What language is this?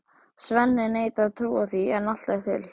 Icelandic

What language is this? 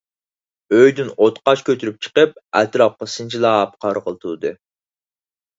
Uyghur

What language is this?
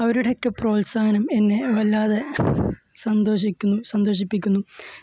Malayalam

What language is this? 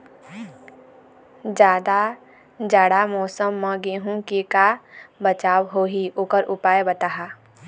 Chhattisgarhi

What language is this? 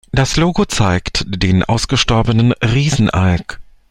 German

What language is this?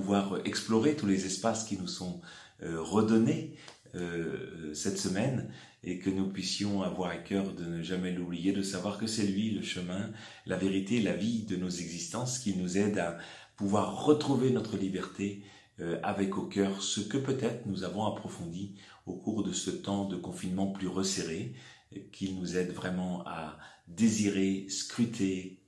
French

